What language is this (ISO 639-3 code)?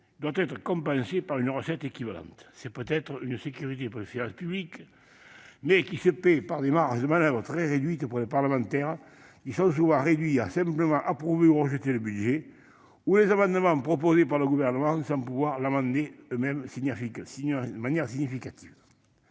fra